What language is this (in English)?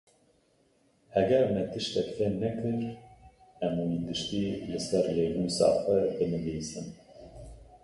Kurdish